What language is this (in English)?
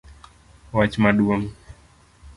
Luo (Kenya and Tanzania)